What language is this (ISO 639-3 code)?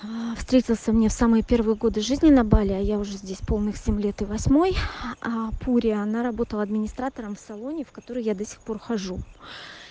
rus